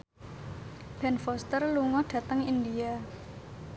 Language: Javanese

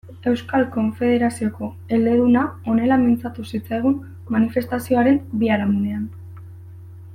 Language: Basque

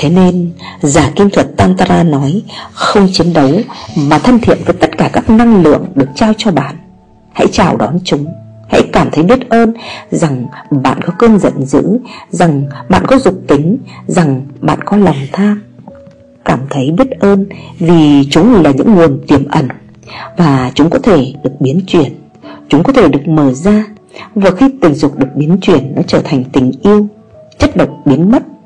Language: Vietnamese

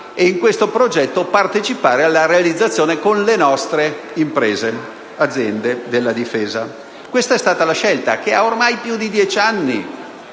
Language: Italian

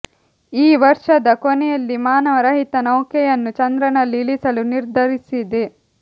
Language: Kannada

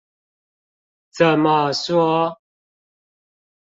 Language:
Chinese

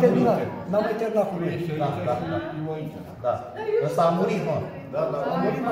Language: Romanian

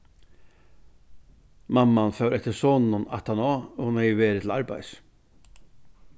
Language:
Faroese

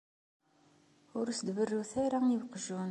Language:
Kabyle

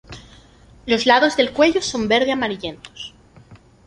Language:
Spanish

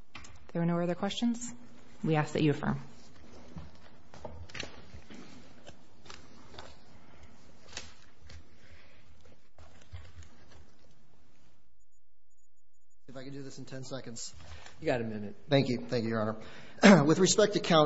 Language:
English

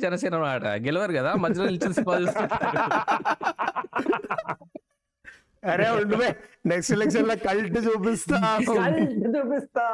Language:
Telugu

